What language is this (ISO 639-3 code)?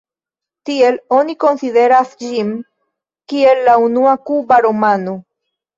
epo